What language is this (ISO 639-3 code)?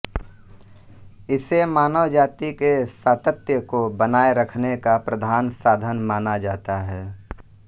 hin